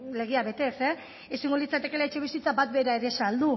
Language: Basque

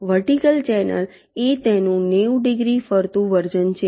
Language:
Gujarati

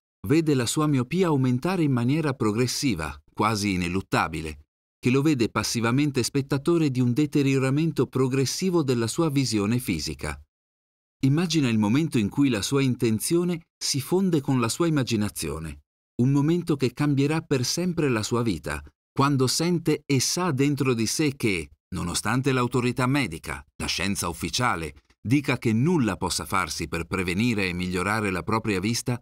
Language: Italian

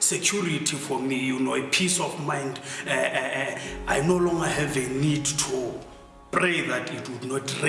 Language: Dutch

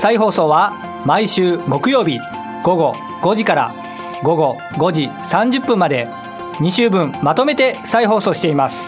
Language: Japanese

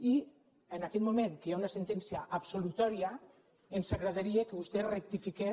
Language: Catalan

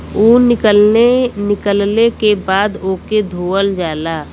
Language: Bhojpuri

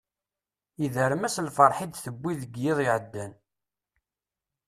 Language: Kabyle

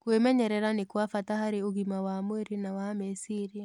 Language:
Kikuyu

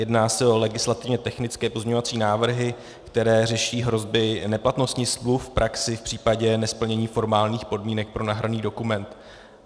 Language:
Czech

